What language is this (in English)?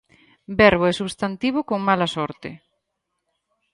Galician